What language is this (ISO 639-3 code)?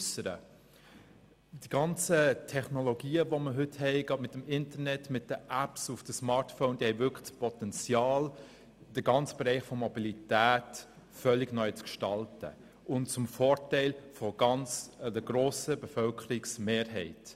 gsw